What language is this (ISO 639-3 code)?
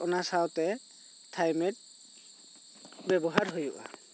sat